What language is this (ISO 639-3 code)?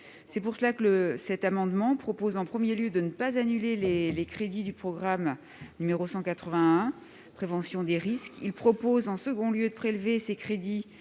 fra